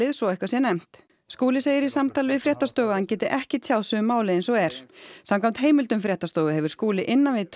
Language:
Icelandic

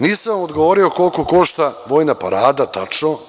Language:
Serbian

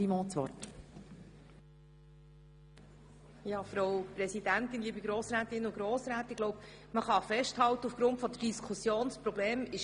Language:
Swiss German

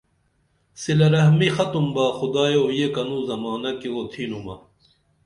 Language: Dameli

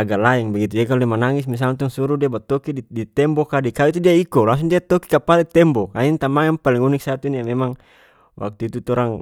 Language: North Moluccan Malay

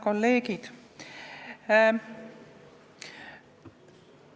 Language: Estonian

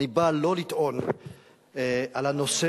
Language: Hebrew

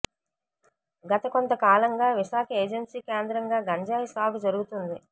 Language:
Telugu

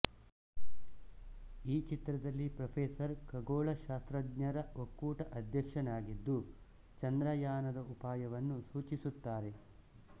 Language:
Kannada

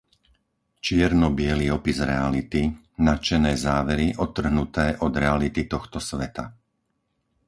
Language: Slovak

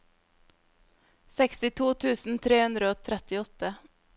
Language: Norwegian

